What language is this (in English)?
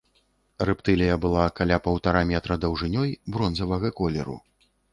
Belarusian